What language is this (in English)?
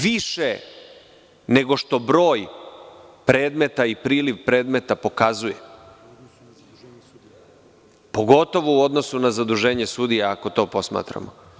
Serbian